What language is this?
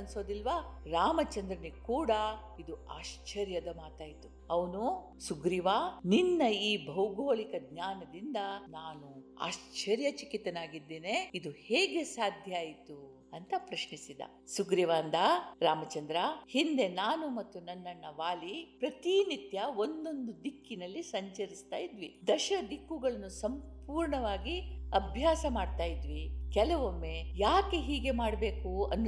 Kannada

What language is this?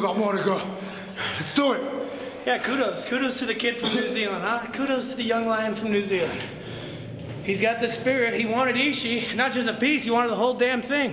Japanese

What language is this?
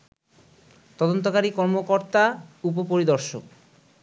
Bangla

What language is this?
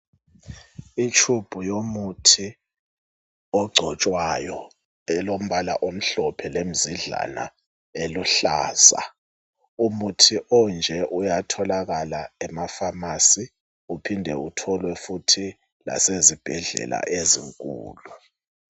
North Ndebele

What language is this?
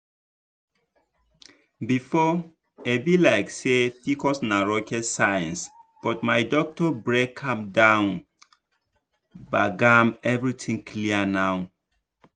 Nigerian Pidgin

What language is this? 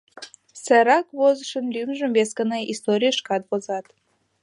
Mari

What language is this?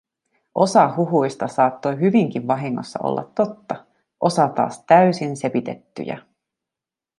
Finnish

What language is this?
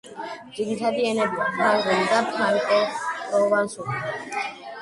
Georgian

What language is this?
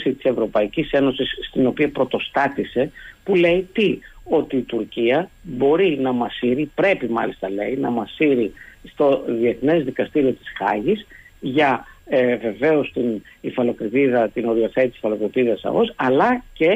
Greek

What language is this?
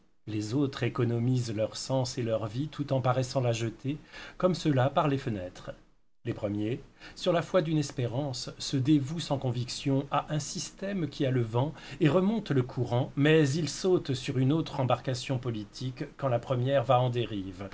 French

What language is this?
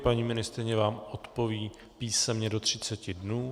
Czech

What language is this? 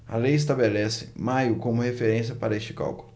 Portuguese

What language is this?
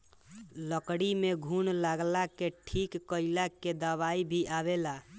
Bhojpuri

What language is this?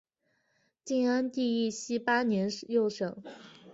Chinese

